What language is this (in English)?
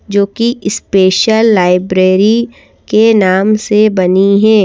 Hindi